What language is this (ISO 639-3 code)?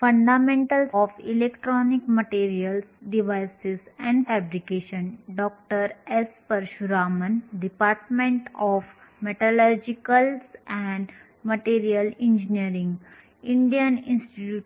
mar